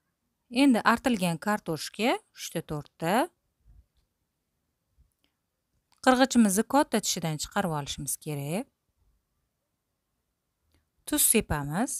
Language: Turkish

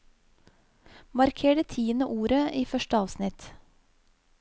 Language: Norwegian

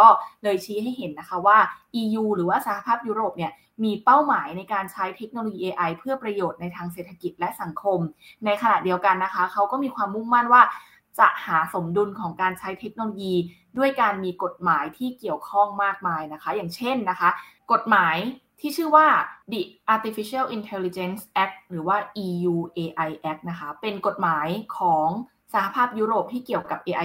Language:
Thai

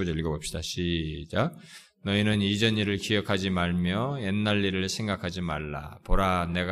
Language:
Korean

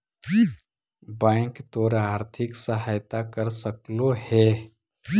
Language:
Magahi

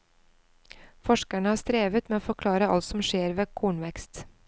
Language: Norwegian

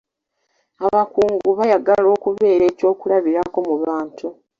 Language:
Ganda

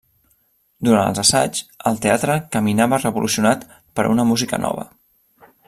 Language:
Catalan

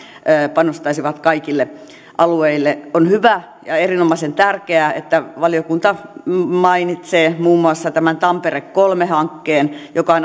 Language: Finnish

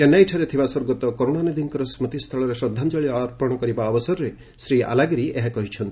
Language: Odia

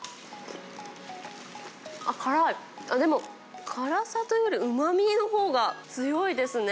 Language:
Japanese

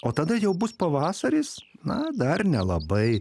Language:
Lithuanian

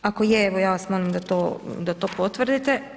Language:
Croatian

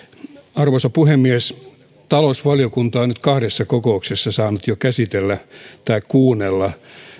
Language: Finnish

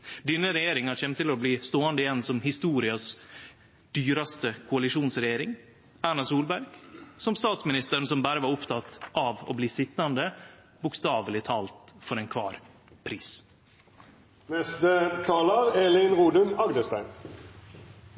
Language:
Norwegian Nynorsk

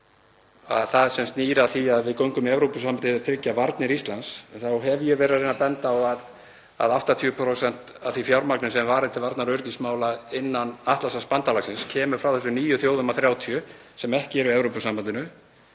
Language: Icelandic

